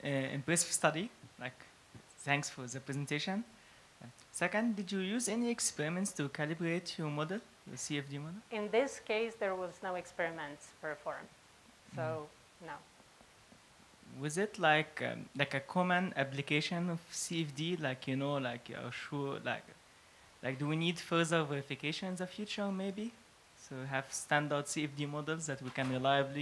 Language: English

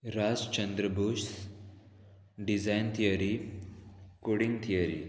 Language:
Konkani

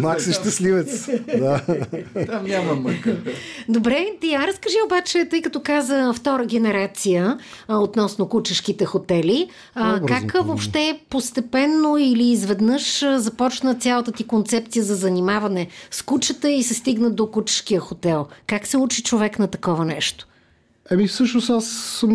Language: Bulgarian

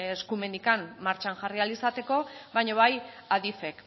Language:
Basque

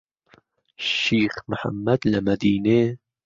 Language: Central Kurdish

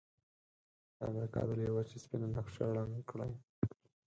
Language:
Pashto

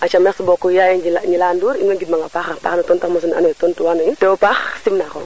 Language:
Serer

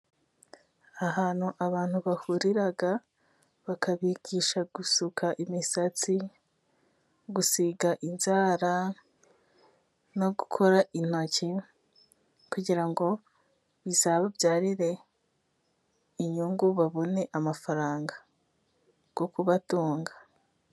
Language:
Kinyarwanda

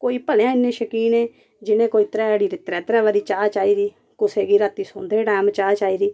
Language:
Dogri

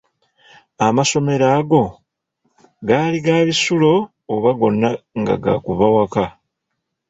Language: Ganda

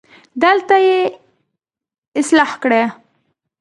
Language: Pashto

